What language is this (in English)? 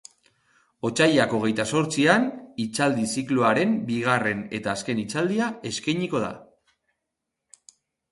Basque